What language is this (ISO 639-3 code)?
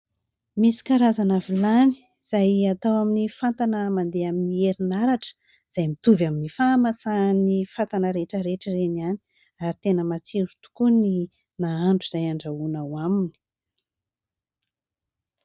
mlg